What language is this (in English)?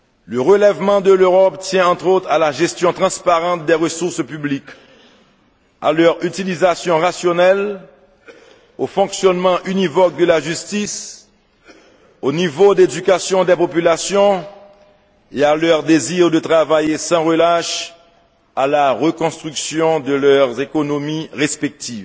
French